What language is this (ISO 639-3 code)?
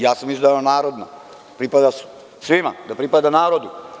srp